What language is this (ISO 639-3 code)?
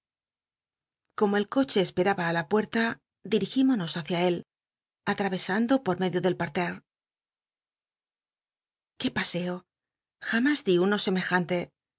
spa